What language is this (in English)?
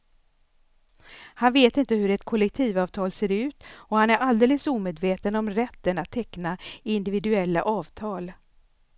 Swedish